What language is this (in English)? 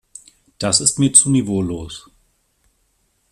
German